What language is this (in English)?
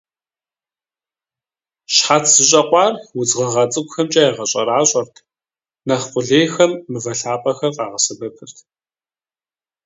Kabardian